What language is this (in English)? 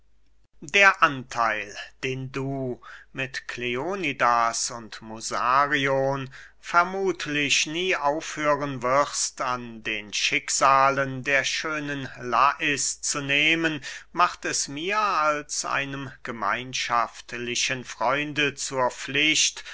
German